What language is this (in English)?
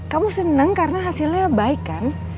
Indonesian